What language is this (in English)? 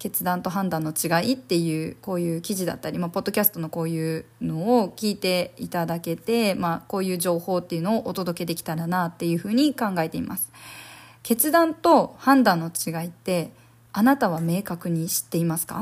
Japanese